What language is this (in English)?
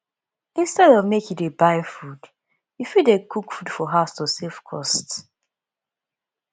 Nigerian Pidgin